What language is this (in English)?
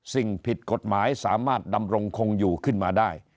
Thai